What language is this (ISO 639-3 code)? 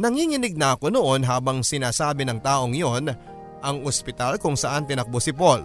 fil